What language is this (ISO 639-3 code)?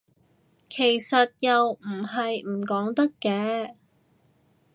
yue